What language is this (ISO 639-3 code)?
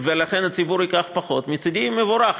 heb